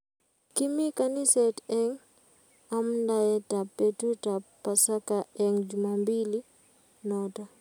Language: Kalenjin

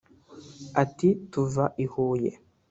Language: Kinyarwanda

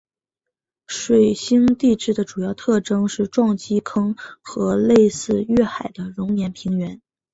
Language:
Chinese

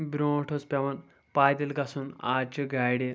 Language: Kashmiri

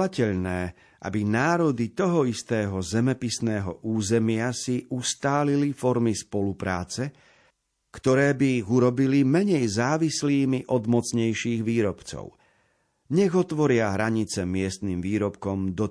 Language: Slovak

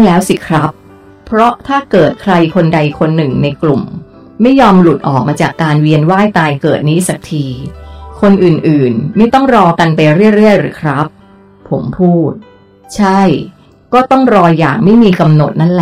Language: Thai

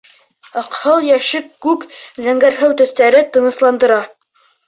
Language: Bashkir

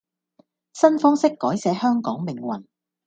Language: Cantonese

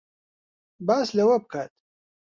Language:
Central Kurdish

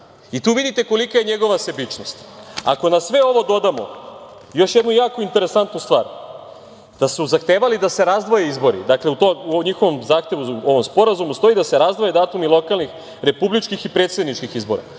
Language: Serbian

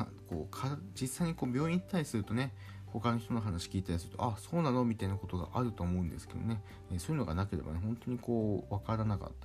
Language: Japanese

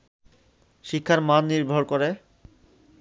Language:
Bangla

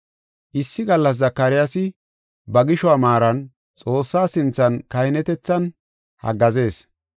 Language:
Gofa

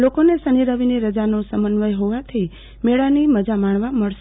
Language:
Gujarati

